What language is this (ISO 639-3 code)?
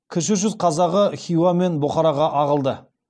kaz